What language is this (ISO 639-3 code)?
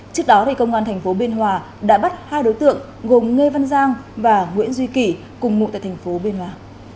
vie